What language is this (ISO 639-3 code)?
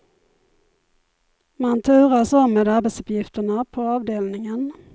swe